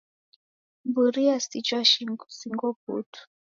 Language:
Taita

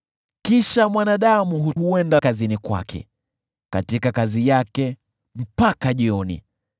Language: Swahili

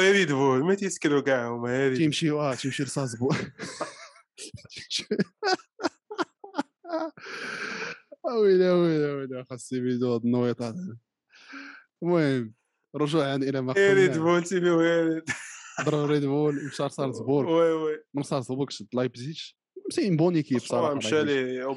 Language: Arabic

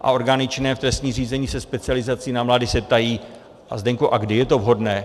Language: Czech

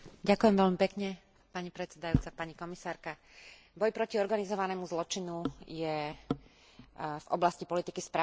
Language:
Slovak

